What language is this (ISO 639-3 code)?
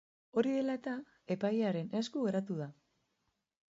eus